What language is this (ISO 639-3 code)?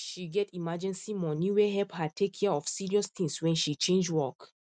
pcm